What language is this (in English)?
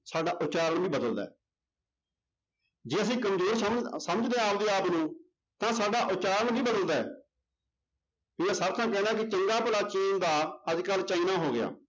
Punjabi